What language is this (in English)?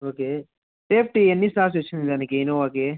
Telugu